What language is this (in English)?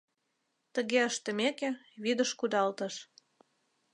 Mari